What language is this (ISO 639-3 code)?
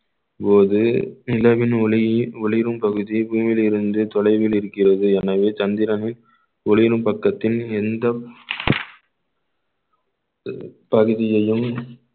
tam